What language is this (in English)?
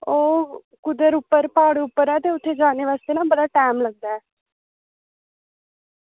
Dogri